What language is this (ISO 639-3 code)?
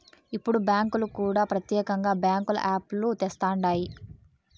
tel